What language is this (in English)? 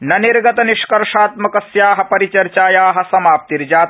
Sanskrit